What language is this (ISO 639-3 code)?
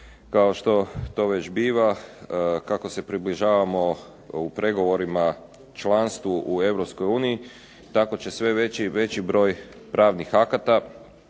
hrv